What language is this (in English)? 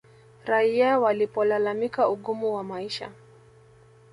Swahili